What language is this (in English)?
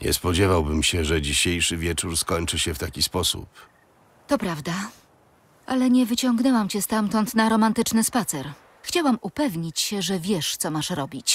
Polish